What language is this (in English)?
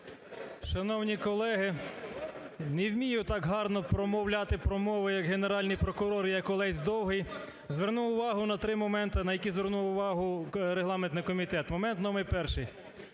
Ukrainian